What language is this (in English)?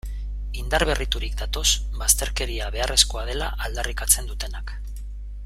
Basque